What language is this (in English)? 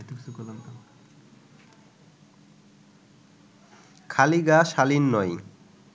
Bangla